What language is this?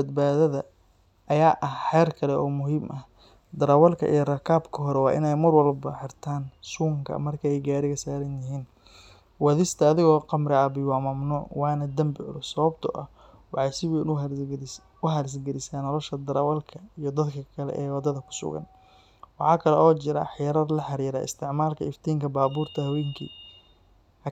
Somali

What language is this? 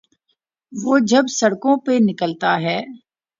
Urdu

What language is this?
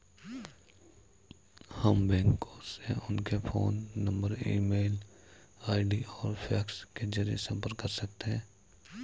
Hindi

